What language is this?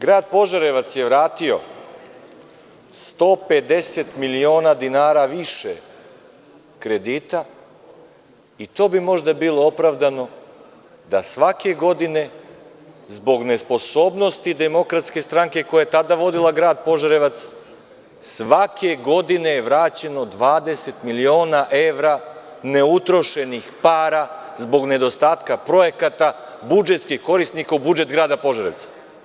Serbian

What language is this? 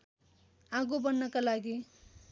Nepali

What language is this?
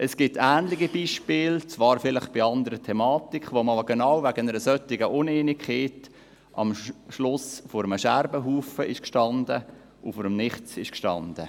Swiss German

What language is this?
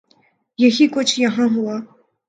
Urdu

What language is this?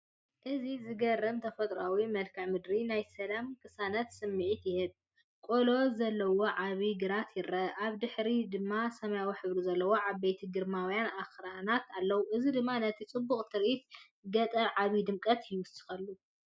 Tigrinya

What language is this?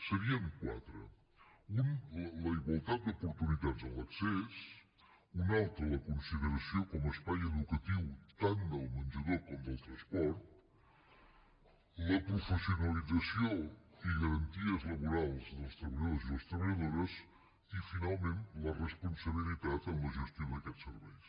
Catalan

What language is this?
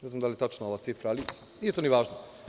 Serbian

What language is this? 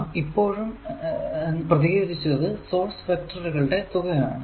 Malayalam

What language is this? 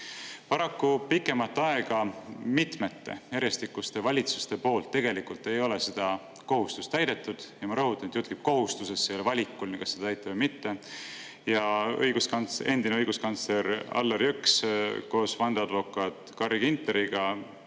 Estonian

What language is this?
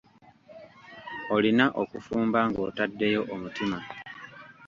Ganda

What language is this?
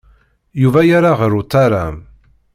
Kabyle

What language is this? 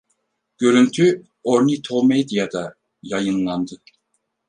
Turkish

